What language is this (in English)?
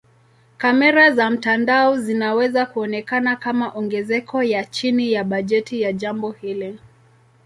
Swahili